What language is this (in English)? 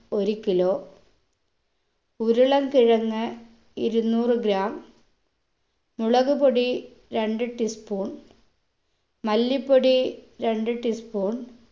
Malayalam